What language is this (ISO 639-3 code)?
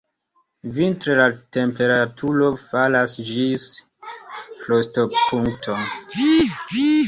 epo